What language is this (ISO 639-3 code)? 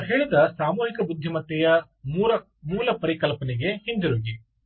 kan